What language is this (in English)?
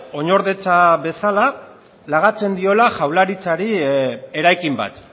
Basque